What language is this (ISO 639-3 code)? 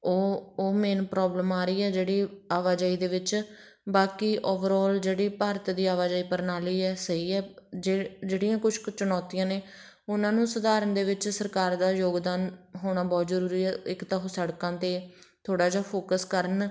pan